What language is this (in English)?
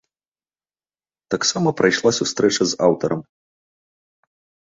Belarusian